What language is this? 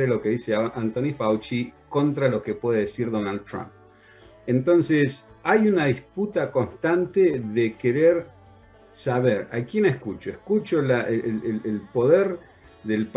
Spanish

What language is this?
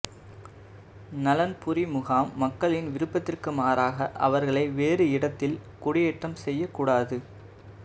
Tamil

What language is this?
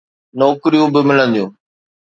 Sindhi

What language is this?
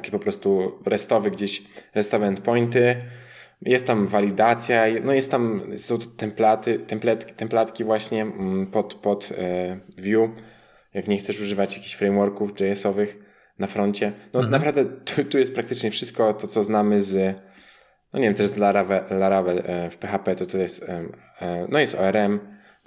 Polish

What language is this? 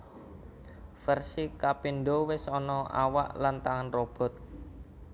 Javanese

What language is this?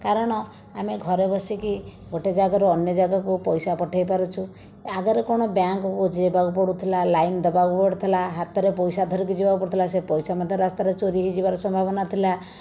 Odia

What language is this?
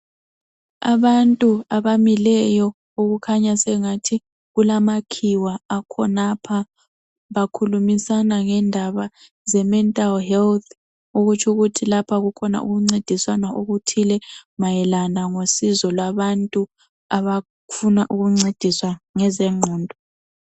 North Ndebele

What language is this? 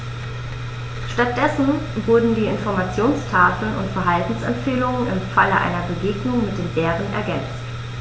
German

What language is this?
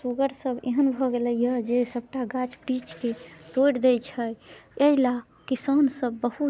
Maithili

